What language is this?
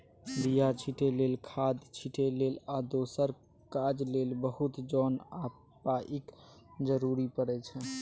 Maithili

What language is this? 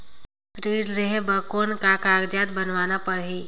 Chhattisgarhi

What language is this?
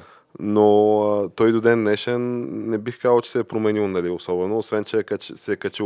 Bulgarian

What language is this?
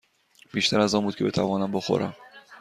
Persian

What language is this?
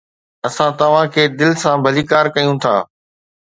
Sindhi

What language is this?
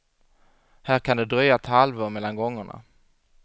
Swedish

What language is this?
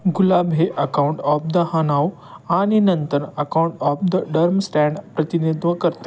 Marathi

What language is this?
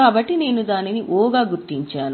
Telugu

